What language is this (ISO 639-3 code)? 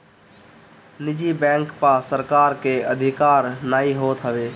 bho